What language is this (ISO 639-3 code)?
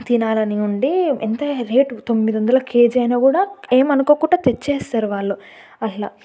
tel